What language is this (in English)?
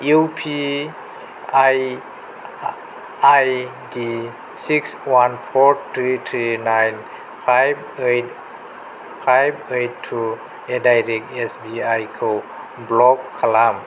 Bodo